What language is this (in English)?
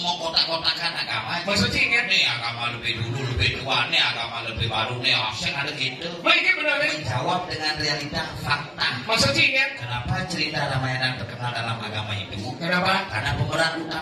Indonesian